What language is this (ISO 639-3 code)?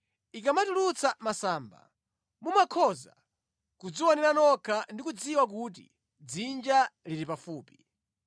nya